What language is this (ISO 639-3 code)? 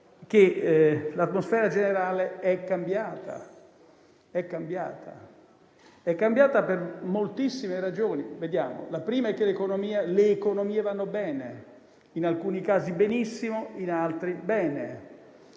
ita